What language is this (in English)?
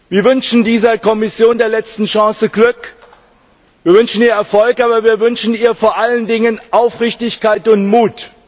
German